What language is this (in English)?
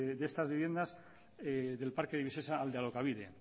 Spanish